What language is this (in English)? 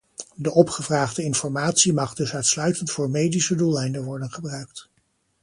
Dutch